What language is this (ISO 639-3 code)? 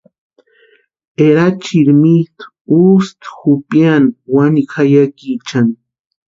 pua